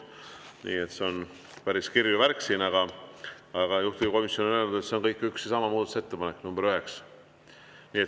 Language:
Estonian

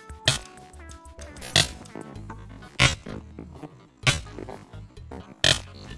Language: Spanish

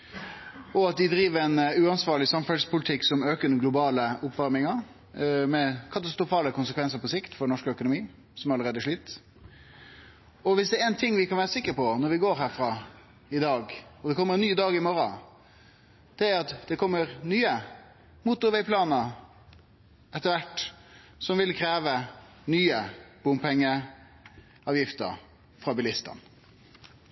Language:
Norwegian Nynorsk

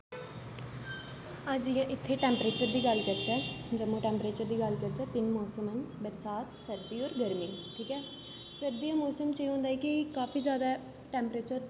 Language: Dogri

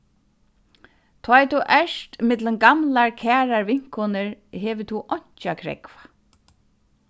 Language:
Faroese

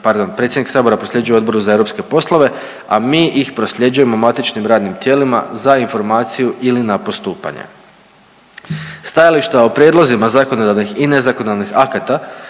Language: Croatian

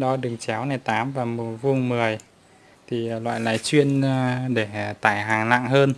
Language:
Vietnamese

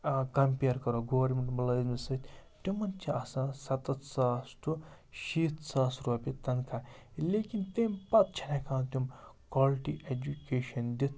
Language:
Kashmiri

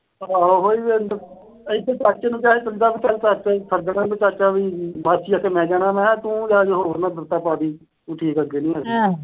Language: Punjabi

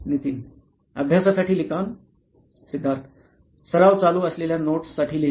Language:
Marathi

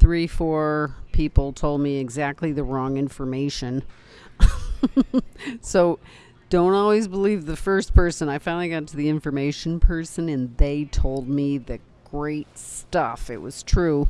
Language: English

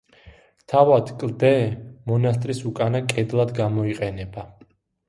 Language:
Georgian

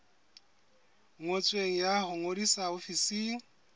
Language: Southern Sotho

